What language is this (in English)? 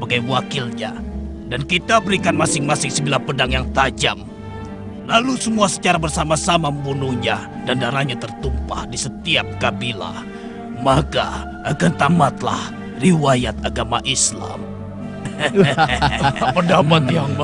Indonesian